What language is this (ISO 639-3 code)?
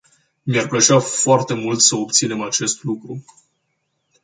ron